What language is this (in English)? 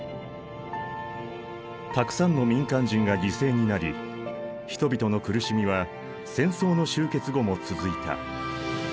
Japanese